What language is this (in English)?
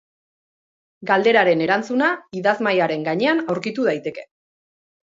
Basque